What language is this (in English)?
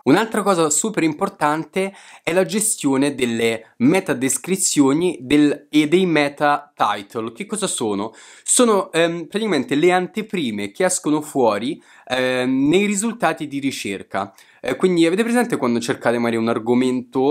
Italian